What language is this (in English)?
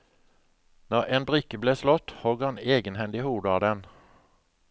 Norwegian